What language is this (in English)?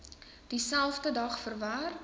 Afrikaans